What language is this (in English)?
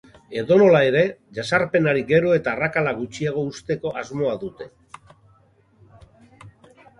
Basque